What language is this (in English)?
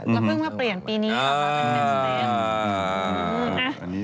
Thai